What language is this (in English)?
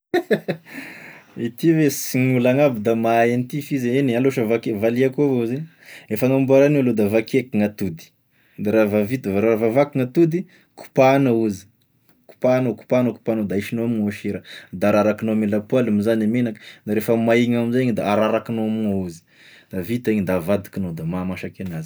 Tesaka Malagasy